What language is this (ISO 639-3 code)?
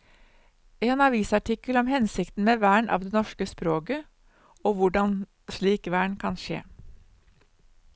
nor